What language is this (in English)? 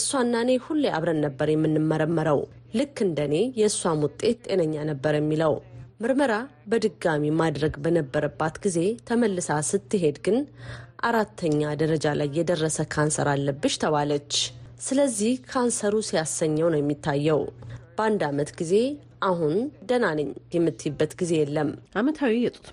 Amharic